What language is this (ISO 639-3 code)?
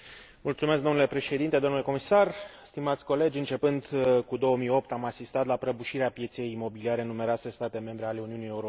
ron